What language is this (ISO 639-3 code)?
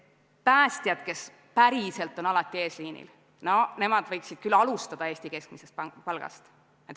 est